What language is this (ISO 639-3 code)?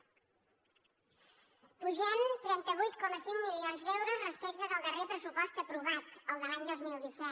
cat